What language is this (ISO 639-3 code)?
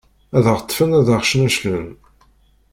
kab